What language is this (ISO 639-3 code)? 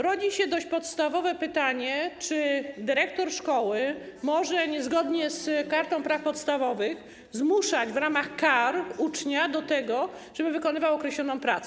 pol